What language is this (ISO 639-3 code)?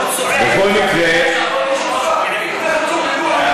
heb